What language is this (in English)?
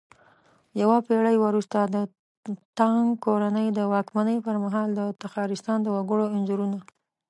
Pashto